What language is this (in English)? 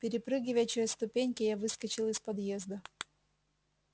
Russian